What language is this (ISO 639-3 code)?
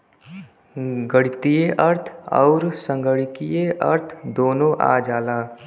bho